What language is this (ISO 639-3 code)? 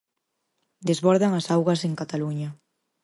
glg